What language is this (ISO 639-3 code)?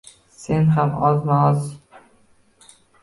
uzb